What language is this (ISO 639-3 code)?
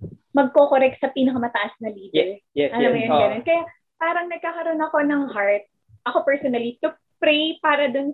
fil